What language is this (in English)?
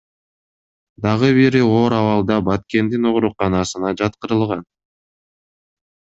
Kyrgyz